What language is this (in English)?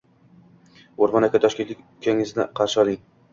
Uzbek